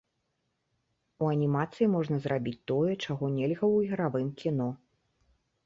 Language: Belarusian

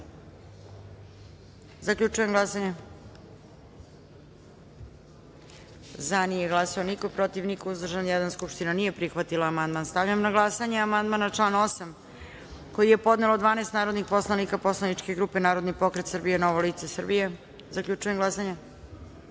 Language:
Serbian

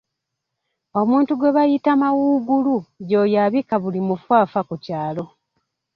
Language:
Ganda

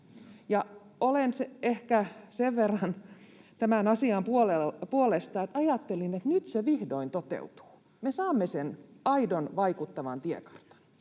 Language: Finnish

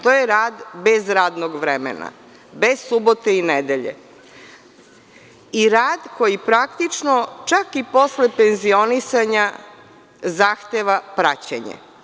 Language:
Serbian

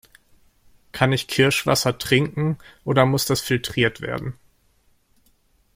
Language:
German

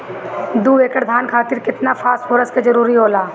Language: Bhojpuri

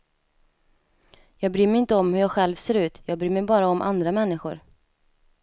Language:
Swedish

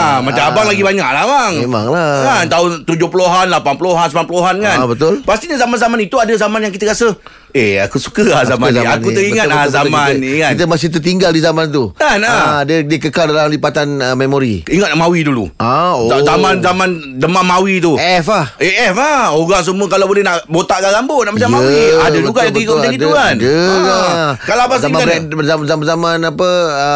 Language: Malay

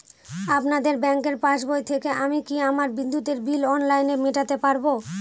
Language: Bangla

